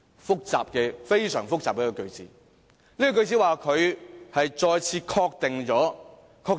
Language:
Cantonese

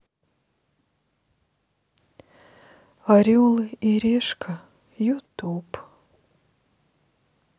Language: Russian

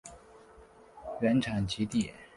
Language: Chinese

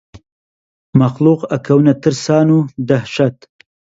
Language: Central Kurdish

